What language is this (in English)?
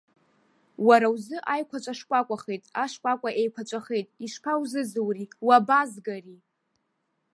Abkhazian